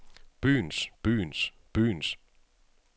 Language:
Danish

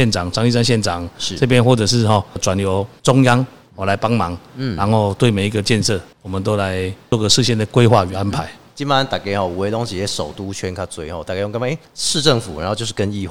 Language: Chinese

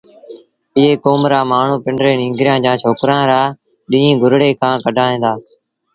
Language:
Sindhi Bhil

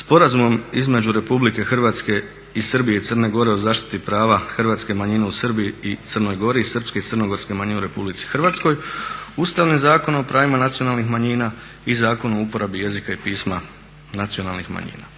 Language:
Croatian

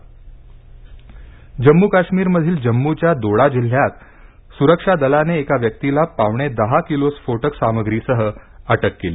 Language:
Marathi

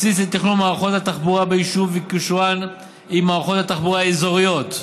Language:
Hebrew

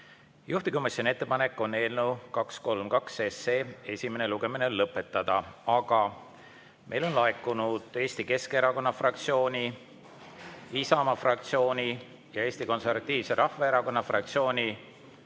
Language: Estonian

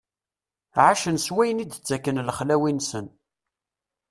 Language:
Kabyle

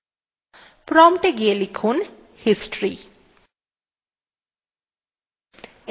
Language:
Bangla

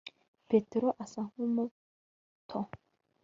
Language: Kinyarwanda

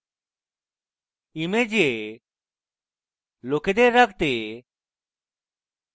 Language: Bangla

